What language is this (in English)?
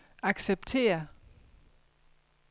Danish